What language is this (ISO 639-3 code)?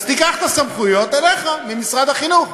heb